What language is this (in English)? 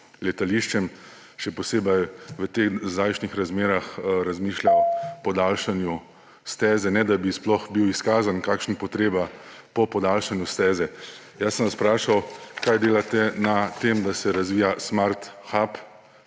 Slovenian